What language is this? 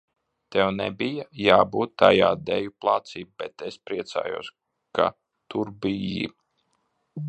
Latvian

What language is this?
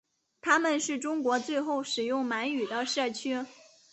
Chinese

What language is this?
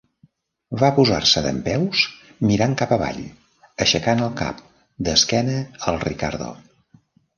Catalan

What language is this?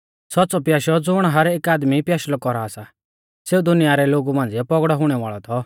Mahasu Pahari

